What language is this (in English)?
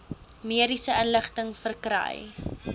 Afrikaans